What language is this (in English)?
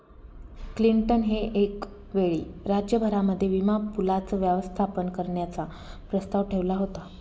Marathi